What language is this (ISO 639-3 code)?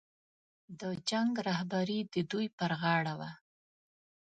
pus